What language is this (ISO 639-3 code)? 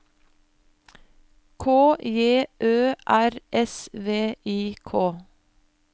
nor